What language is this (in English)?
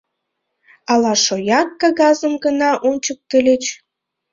Mari